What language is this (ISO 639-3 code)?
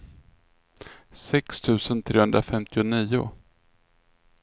swe